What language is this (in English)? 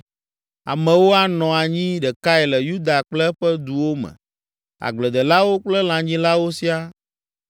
Ewe